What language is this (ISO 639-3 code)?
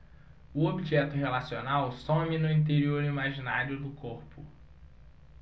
por